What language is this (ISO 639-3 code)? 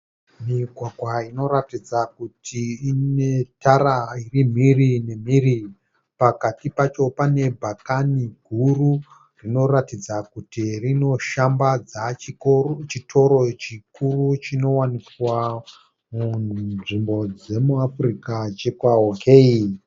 sna